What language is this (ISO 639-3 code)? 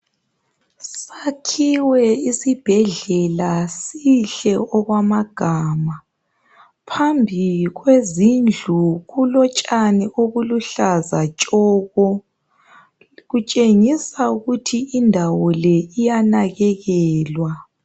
nde